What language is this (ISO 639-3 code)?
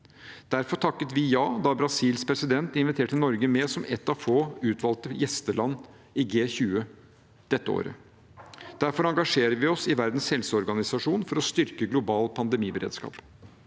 nor